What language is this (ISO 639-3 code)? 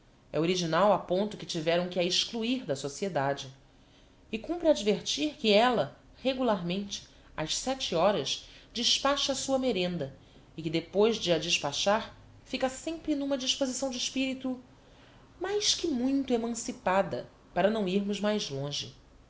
por